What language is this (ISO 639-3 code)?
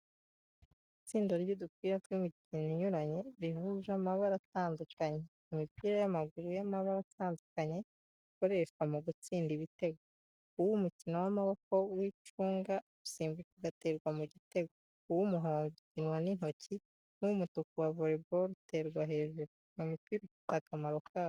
kin